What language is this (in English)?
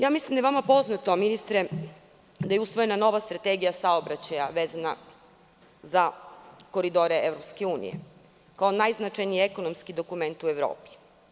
Serbian